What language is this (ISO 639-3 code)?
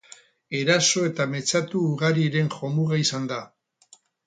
eus